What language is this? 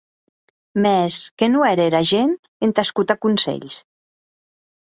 Occitan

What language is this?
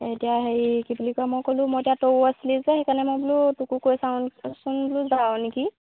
Assamese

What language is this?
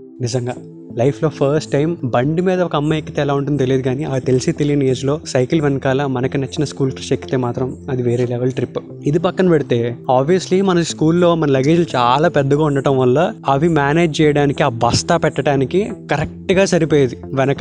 Telugu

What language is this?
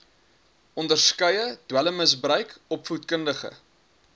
Afrikaans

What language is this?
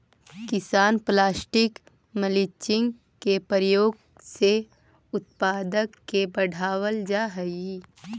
Magahi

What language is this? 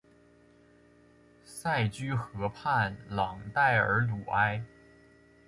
Chinese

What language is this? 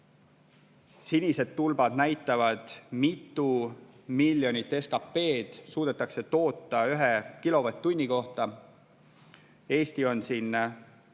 Estonian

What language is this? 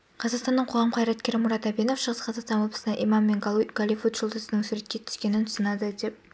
Kazakh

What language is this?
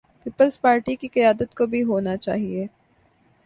Urdu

